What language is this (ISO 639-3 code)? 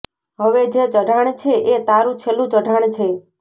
guj